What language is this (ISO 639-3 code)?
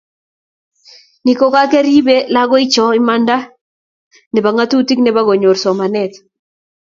kln